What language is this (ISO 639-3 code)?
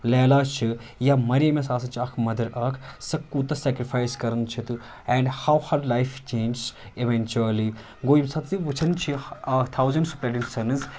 kas